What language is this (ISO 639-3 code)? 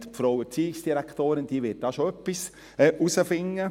gsw